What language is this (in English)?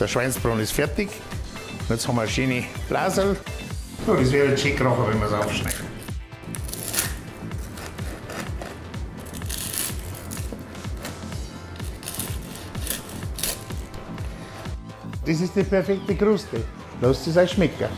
German